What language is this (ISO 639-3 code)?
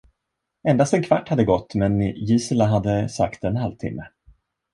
swe